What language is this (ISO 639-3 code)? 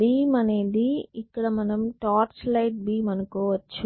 tel